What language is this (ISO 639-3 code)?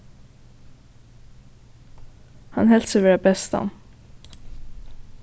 fao